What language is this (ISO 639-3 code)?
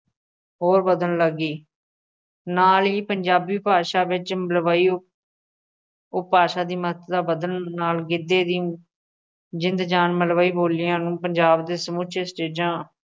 pan